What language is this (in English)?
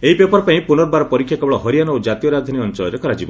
Odia